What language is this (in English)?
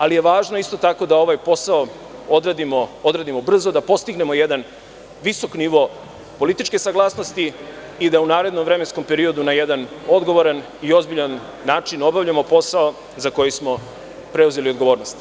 Serbian